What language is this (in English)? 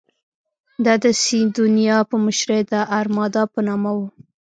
Pashto